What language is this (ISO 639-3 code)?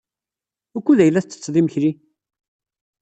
kab